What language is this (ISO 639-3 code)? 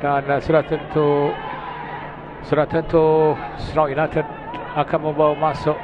msa